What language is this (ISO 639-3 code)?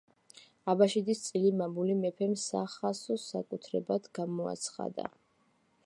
kat